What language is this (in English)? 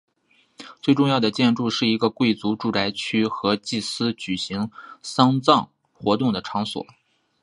Chinese